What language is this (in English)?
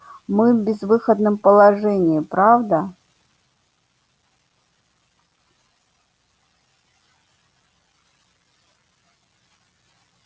Russian